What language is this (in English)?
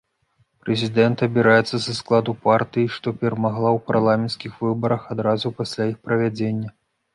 Belarusian